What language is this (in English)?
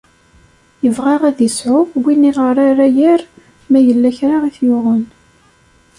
Kabyle